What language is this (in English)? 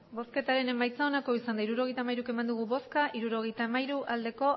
Basque